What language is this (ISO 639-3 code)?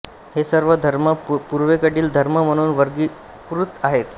mar